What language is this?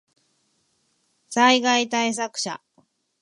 Japanese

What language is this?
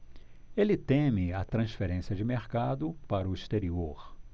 Portuguese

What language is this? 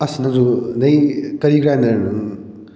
Manipuri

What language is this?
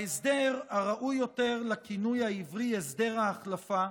Hebrew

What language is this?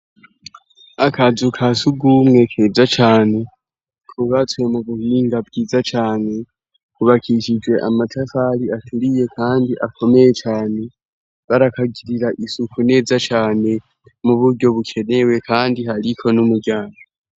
Rundi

